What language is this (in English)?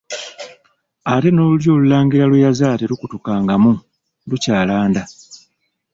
Ganda